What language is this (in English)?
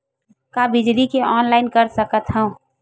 Chhattisgarhi